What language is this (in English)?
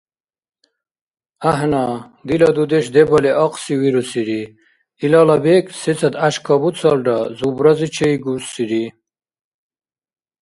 Dargwa